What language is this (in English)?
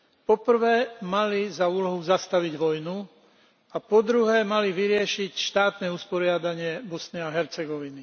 Slovak